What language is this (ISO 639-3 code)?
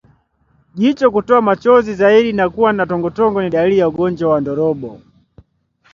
swa